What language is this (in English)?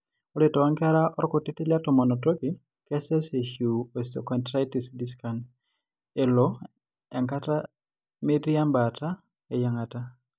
Masai